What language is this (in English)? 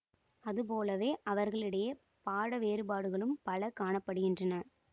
Tamil